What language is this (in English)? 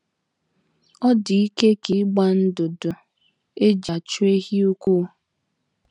Igbo